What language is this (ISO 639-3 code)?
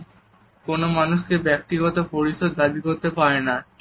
ben